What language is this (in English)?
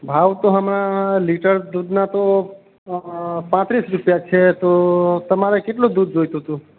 Gujarati